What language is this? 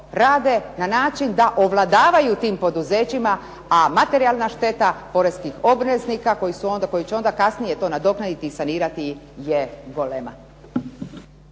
Croatian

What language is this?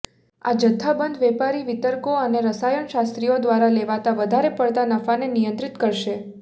Gujarati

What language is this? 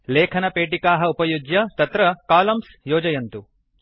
Sanskrit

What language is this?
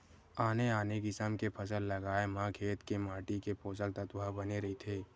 Chhattisgarhi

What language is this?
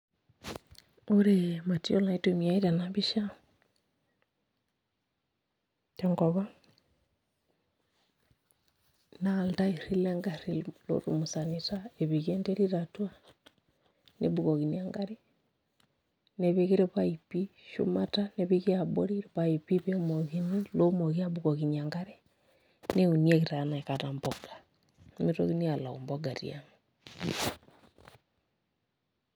Masai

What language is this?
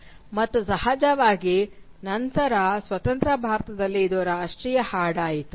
Kannada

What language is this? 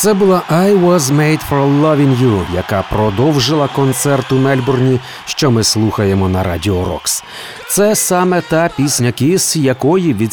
Ukrainian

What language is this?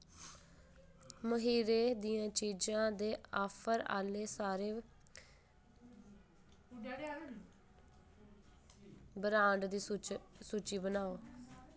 Dogri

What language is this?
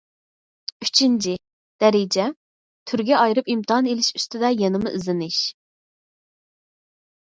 Uyghur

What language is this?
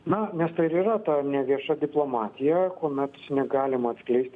Lithuanian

